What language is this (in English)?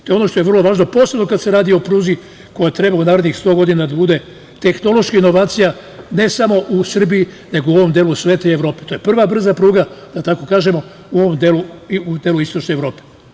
Serbian